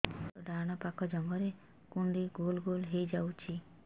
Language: Odia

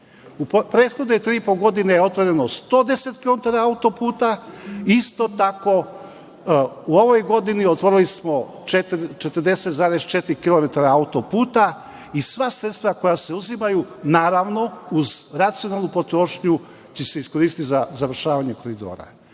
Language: Serbian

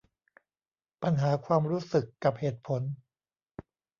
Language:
Thai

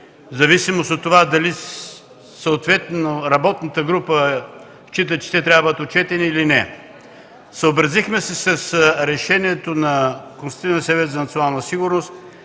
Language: Bulgarian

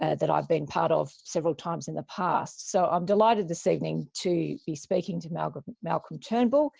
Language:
English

